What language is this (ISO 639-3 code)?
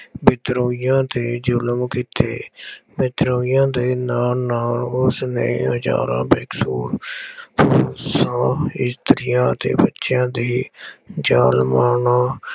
pan